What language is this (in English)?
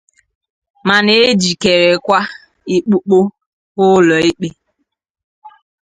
Igbo